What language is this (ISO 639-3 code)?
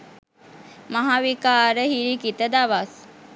sin